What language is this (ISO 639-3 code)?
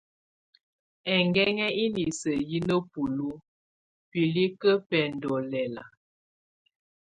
tvu